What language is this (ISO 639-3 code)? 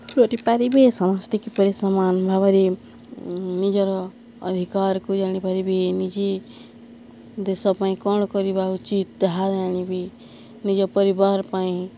ori